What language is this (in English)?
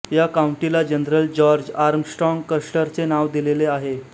Marathi